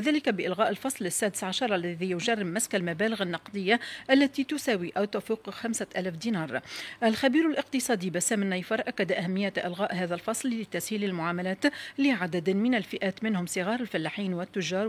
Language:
Arabic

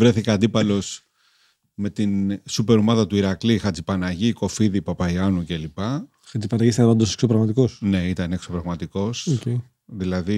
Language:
Greek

